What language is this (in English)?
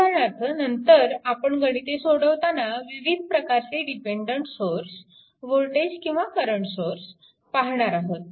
Marathi